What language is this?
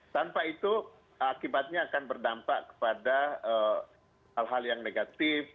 Indonesian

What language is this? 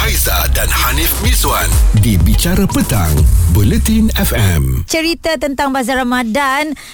Malay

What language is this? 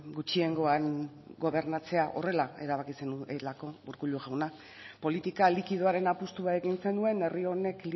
Basque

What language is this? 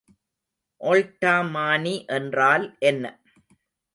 Tamil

